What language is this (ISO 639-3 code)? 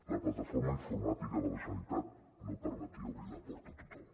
cat